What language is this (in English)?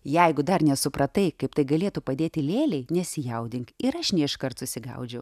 Lithuanian